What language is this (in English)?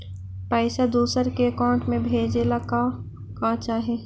Magahi